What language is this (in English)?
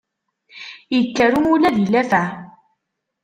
Kabyle